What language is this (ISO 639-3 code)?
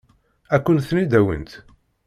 kab